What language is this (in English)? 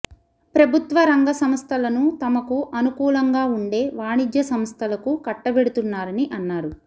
Telugu